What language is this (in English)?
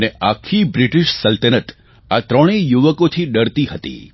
Gujarati